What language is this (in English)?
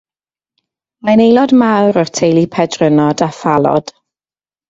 Welsh